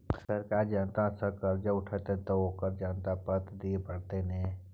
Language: Maithili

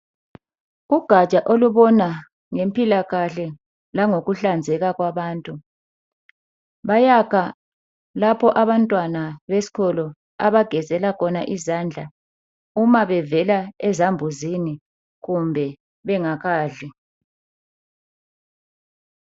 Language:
North Ndebele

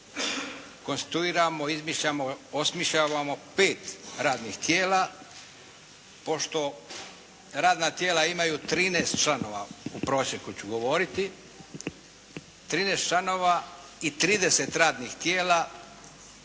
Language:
Croatian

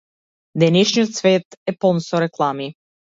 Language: Macedonian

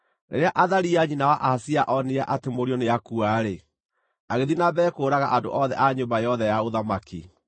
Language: Kikuyu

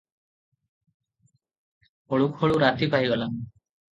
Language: Odia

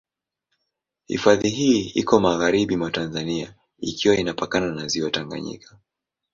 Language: Swahili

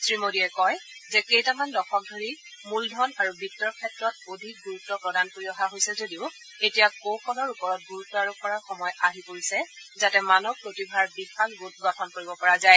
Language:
Assamese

